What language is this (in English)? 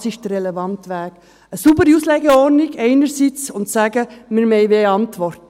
Swiss German